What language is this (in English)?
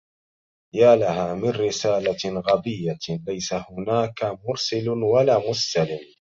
Arabic